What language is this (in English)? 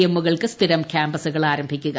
Malayalam